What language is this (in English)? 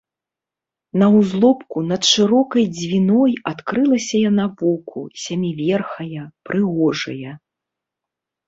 Belarusian